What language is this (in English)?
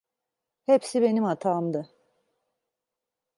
Turkish